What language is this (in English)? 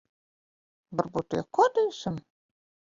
Latvian